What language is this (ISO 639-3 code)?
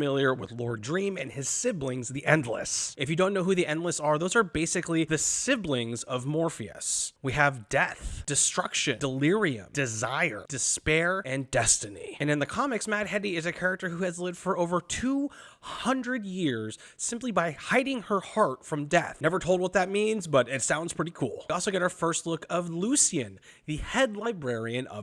eng